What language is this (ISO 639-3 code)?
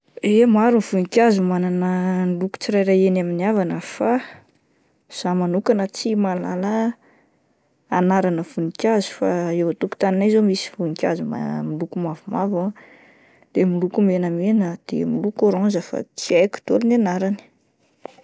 mlg